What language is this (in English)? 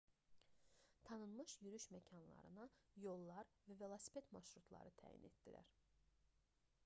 Azerbaijani